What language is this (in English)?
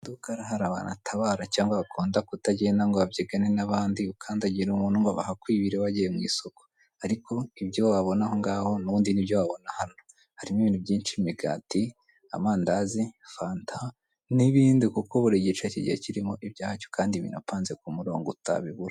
Kinyarwanda